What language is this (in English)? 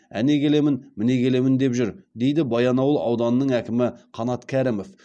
Kazakh